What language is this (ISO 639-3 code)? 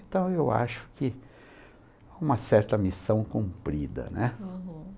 por